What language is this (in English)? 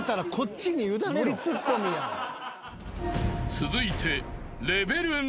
Japanese